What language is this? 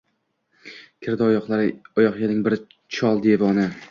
Uzbek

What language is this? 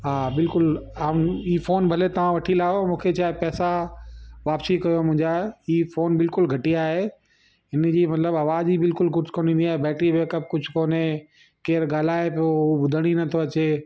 Sindhi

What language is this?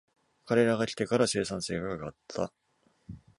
Japanese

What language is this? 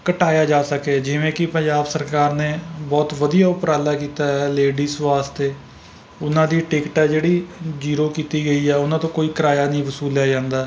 Punjabi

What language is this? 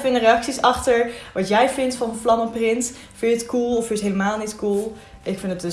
Dutch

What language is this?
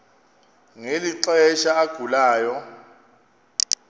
Xhosa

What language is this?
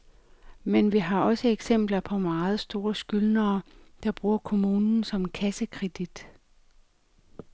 Danish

